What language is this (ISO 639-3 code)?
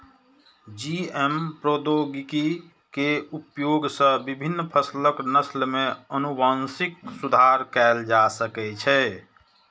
mai